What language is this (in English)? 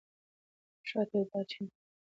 Pashto